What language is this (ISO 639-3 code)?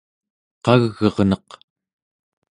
esu